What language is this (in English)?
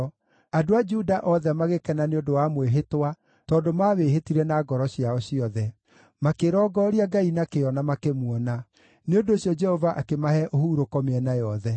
Kikuyu